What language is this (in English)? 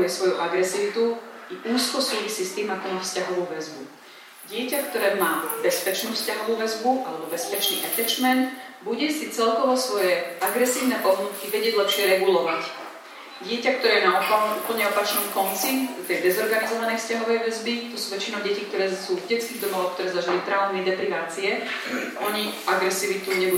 Slovak